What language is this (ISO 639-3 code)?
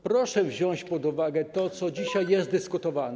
pol